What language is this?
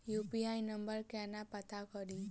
Maithili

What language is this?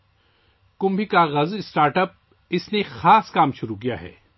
Urdu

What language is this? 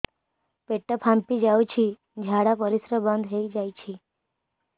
Odia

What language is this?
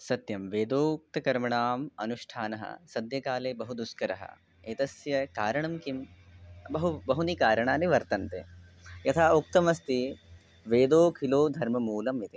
Sanskrit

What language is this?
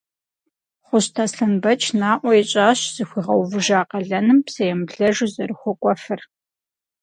Kabardian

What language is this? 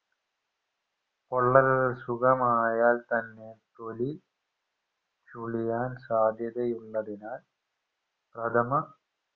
Malayalam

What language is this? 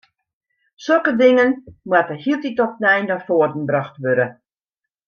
Western Frisian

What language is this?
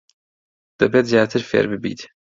Central Kurdish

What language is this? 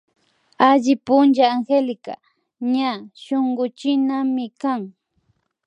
Imbabura Highland Quichua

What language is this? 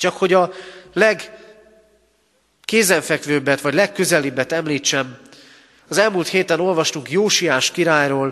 Hungarian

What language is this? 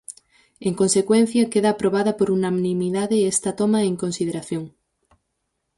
Galician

